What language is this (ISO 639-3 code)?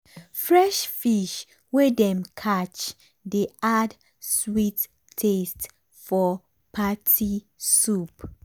pcm